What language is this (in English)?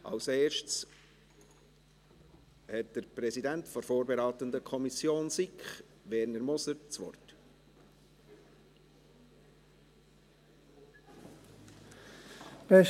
Swiss German